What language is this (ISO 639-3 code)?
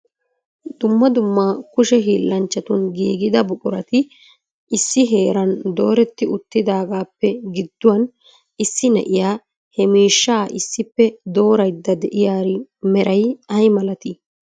wal